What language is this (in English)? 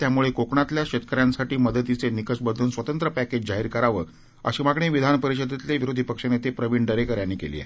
Marathi